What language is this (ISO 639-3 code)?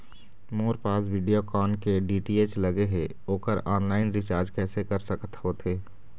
hne